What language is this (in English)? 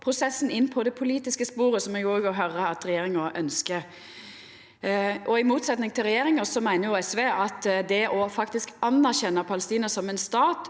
Norwegian